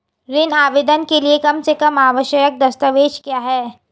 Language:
Hindi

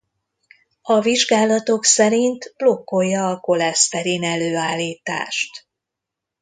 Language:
Hungarian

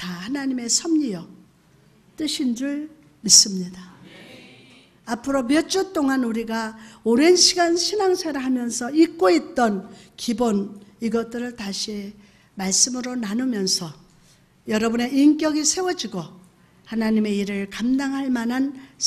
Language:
Korean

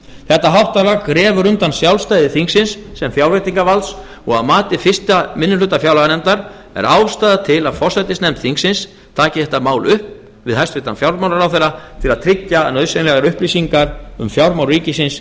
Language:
Icelandic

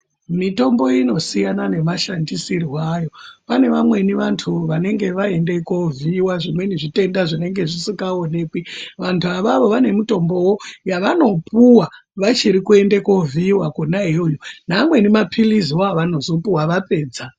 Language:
Ndau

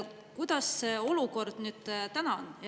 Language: Estonian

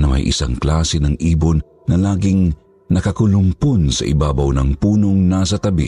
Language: Filipino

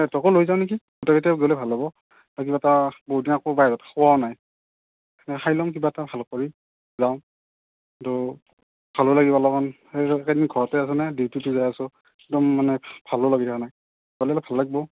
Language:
Assamese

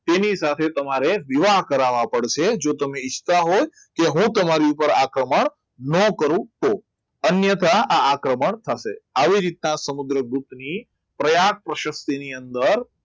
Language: Gujarati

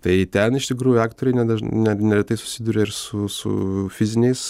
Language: Lithuanian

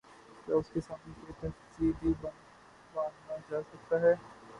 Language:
Urdu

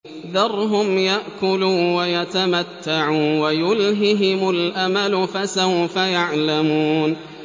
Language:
Arabic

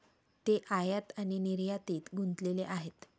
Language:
Marathi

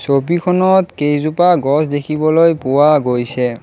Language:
Assamese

